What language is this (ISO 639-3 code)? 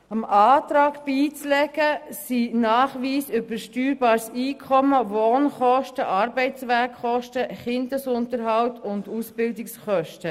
gsw